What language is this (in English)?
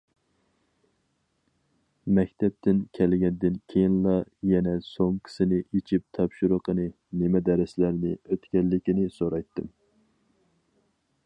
Uyghur